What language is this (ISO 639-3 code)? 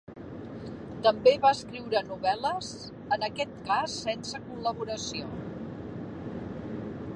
cat